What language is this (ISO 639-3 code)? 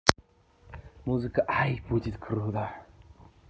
rus